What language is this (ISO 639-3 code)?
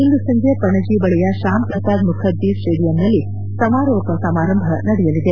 kan